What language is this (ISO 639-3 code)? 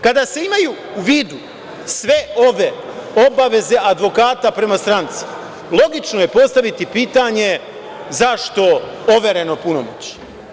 srp